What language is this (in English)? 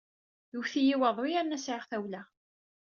Kabyle